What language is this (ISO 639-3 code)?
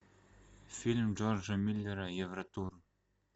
rus